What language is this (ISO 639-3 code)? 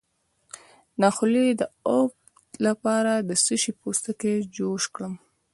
pus